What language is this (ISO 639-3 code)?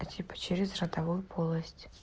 rus